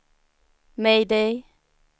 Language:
Swedish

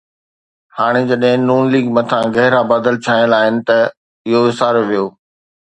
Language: Sindhi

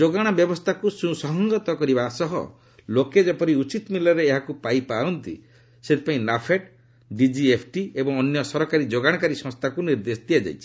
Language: Odia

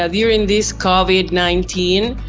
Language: English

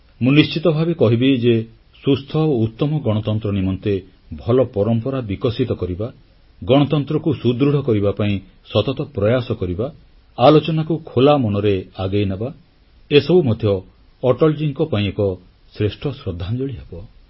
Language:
Odia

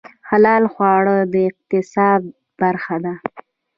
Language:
Pashto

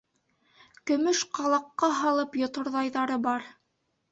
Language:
Bashkir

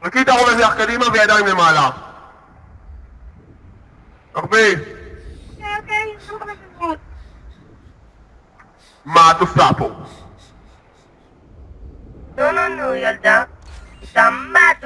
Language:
Hebrew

